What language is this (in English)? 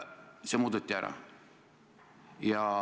Estonian